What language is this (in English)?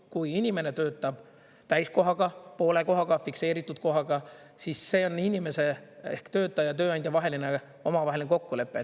Estonian